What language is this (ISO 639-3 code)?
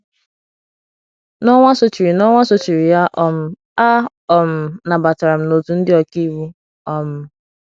ibo